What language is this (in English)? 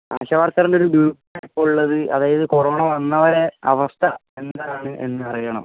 Malayalam